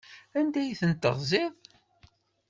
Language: Kabyle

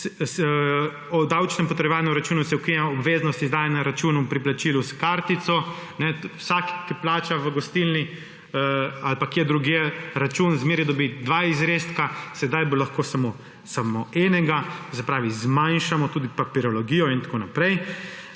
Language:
Slovenian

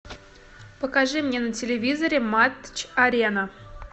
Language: Russian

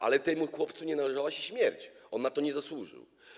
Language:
Polish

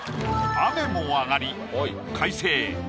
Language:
Japanese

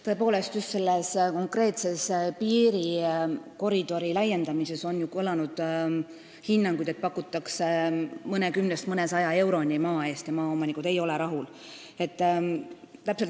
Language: Estonian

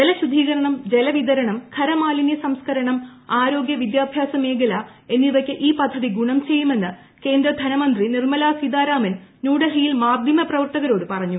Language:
Malayalam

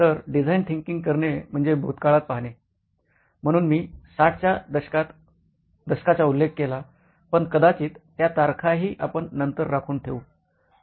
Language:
Marathi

